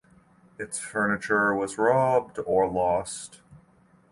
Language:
English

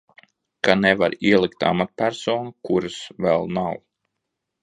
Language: Latvian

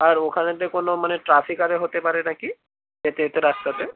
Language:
Bangla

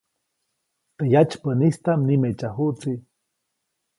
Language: Copainalá Zoque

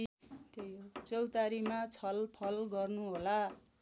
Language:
Nepali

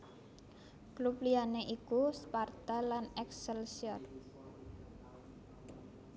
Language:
Javanese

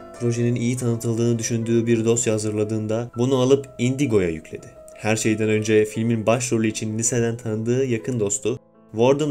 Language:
Turkish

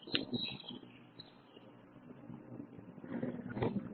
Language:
Malayalam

